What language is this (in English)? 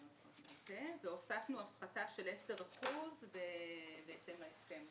Hebrew